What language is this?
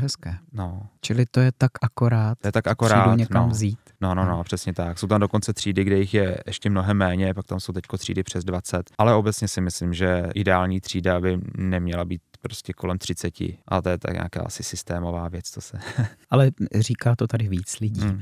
Czech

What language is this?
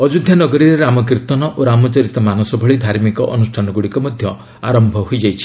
Odia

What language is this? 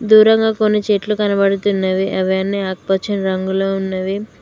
Telugu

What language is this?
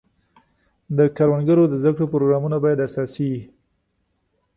Pashto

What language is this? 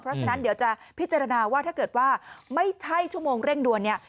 Thai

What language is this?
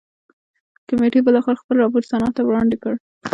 Pashto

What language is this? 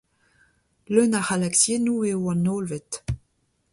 Breton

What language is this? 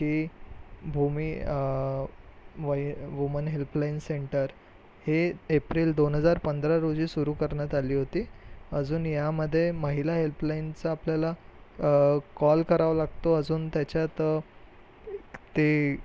Marathi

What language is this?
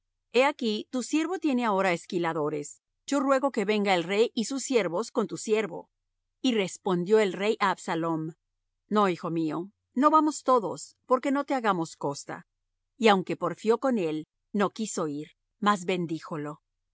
Spanish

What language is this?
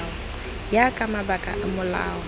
Tswana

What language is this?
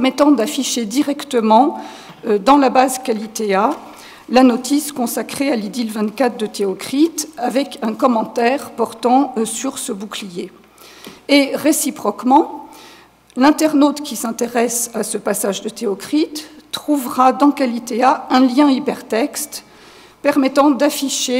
French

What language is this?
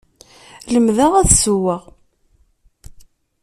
Kabyle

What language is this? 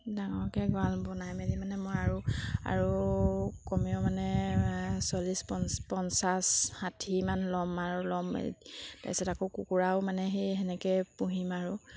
Assamese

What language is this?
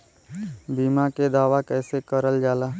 Bhojpuri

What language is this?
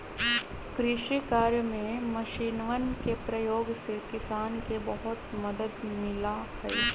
Magahi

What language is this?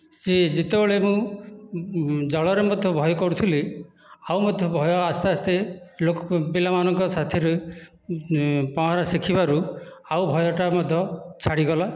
Odia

